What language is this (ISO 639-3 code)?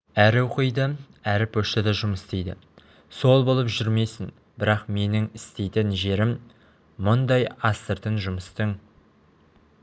kaz